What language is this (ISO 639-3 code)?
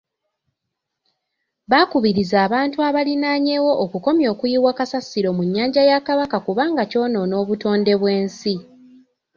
lug